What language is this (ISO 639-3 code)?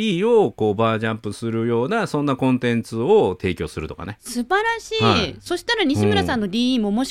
jpn